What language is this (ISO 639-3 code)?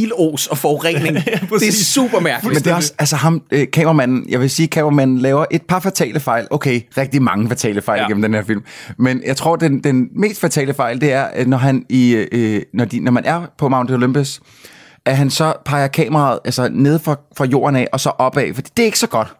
dan